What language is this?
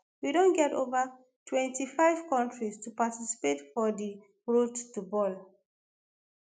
Nigerian Pidgin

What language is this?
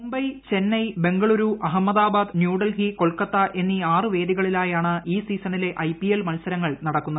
Malayalam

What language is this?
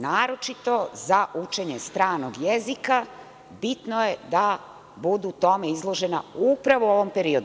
Serbian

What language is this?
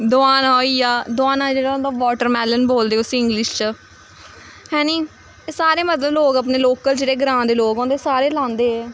Dogri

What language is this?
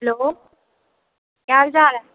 Dogri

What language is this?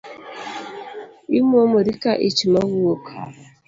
Luo (Kenya and Tanzania)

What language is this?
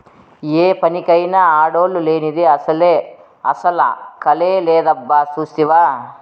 Telugu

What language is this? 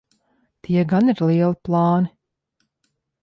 Latvian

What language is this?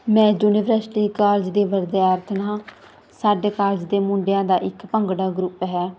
Punjabi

